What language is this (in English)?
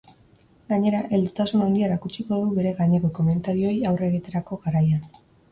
Basque